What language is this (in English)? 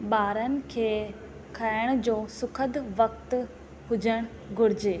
Sindhi